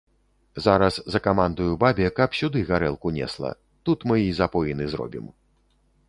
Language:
Belarusian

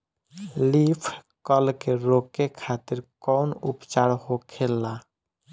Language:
Bhojpuri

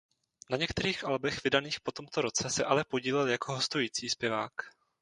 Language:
Czech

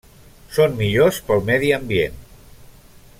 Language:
Catalan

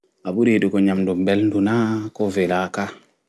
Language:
Fula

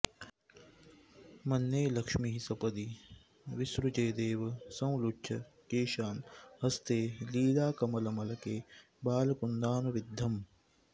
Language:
Sanskrit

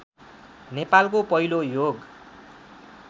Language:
Nepali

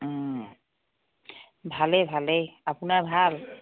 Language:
Assamese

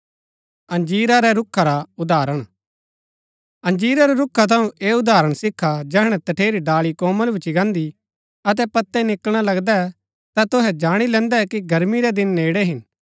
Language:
Gaddi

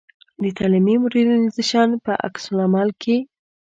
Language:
Pashto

